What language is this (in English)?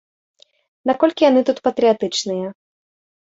Belarusian